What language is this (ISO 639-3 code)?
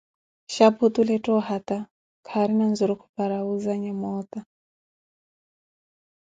eko